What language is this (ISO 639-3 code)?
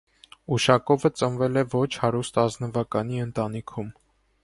hye